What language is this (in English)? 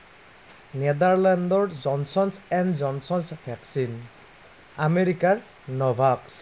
Assamese